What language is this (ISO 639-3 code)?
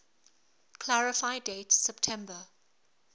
eng